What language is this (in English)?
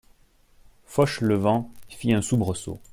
French